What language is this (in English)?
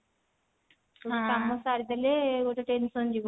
Odia